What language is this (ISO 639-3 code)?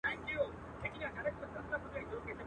pus